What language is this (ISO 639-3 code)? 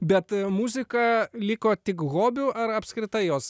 lit